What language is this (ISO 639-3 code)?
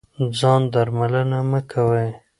pus